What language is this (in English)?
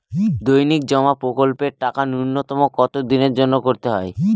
Bangla